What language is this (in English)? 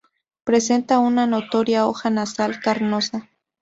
Spanish